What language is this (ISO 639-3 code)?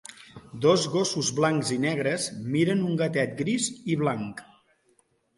cat